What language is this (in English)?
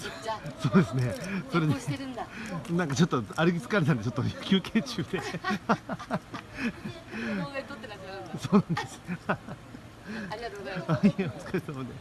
Japanese